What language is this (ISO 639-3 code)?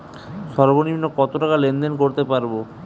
ben